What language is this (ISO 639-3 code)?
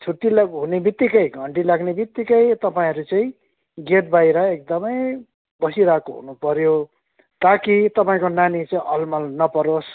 nep